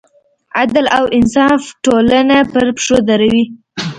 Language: Pashto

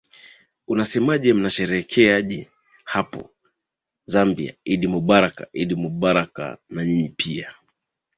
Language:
Swahili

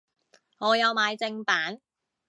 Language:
Cantonese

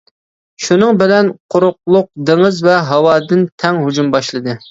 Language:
Uyghur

